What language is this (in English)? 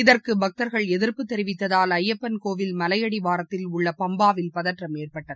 Tamil